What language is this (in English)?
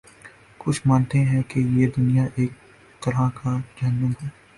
Urdu